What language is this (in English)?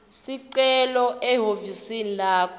Swati